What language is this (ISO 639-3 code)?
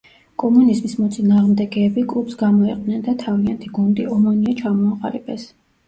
kat